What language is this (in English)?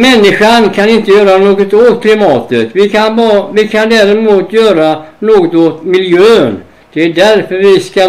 Swedish